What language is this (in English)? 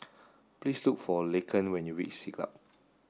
English